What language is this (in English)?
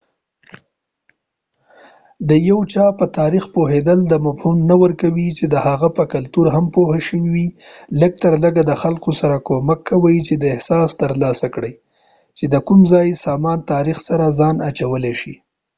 Pashto